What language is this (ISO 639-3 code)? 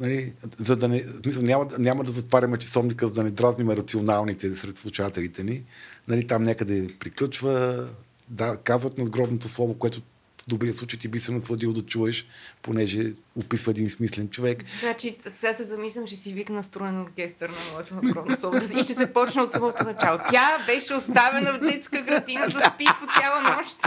bul